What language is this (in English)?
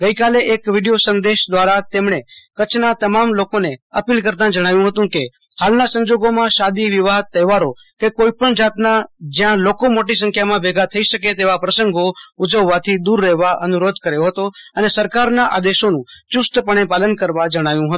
Gujarati